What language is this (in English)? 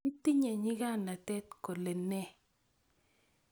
Kalenjin